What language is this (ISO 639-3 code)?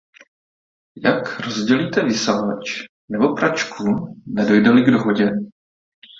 ces